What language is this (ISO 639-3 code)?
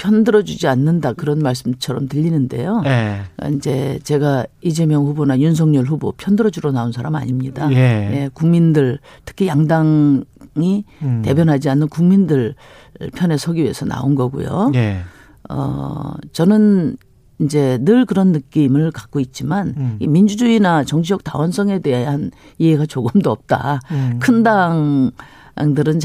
kor